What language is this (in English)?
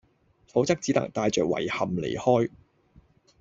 Cantonese